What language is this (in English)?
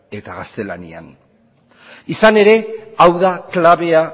Basque